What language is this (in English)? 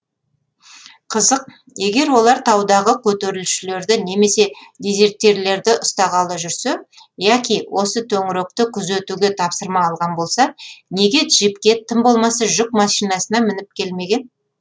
Kazakh